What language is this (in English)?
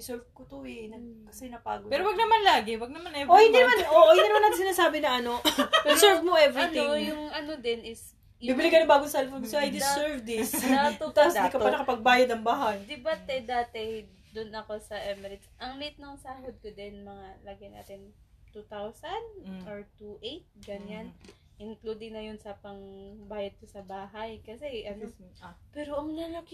Filipino